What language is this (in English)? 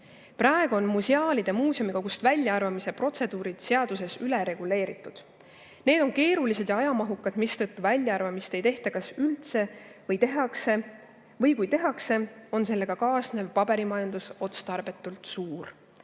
Estonian